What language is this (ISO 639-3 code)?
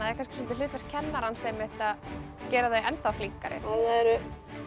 isl